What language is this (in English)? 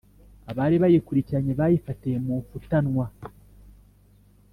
Kinyarwanda